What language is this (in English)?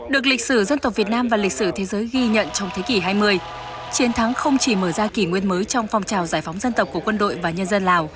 Vietnamese